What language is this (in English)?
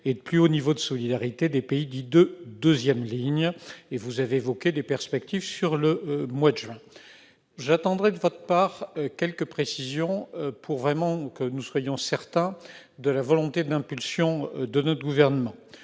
French